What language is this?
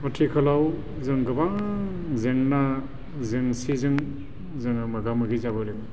Bodo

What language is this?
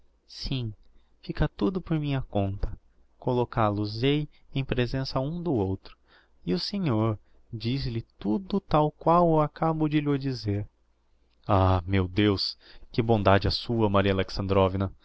Portuguese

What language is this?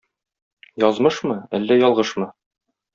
Tatar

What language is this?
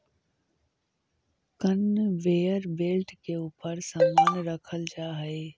Magahi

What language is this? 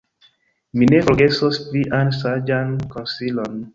Esperanto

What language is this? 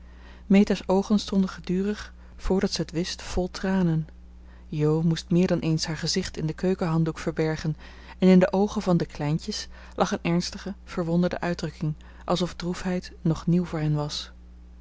Dutch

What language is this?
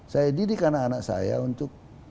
Indonesian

